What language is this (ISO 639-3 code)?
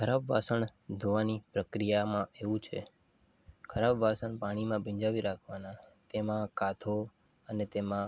guj